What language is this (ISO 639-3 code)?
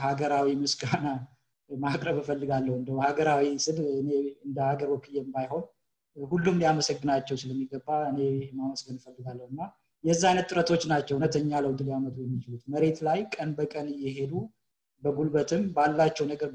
amh